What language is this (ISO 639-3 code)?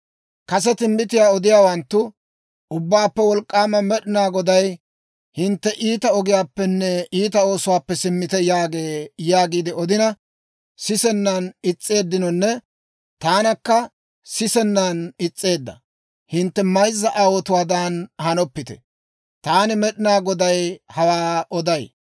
dwr